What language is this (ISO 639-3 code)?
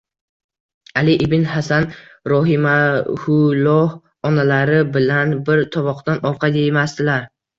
uzb